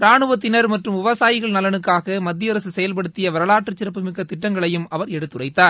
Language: Tamil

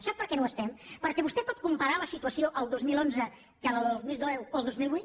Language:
Catalan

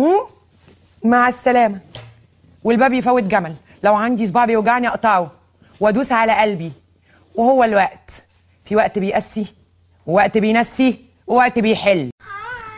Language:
Arabic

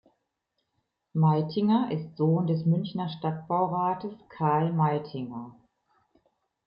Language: German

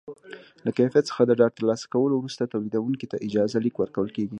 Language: Pashto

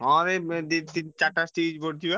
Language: Odia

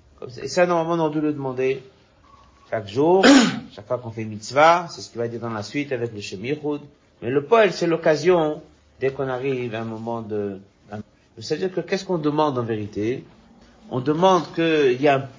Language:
French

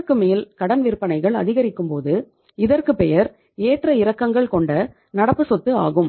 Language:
Tamil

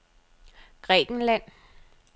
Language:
Danish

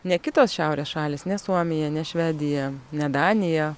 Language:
Lithuanian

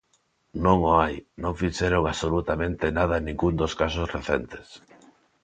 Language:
Galician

